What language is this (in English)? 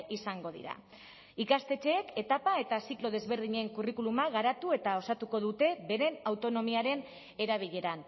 Basque